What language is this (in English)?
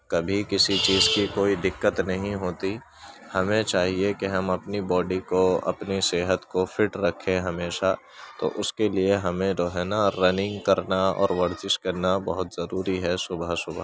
Urdu